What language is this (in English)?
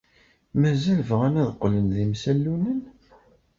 Kabyle